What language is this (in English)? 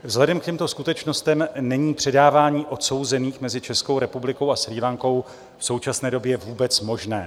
Czech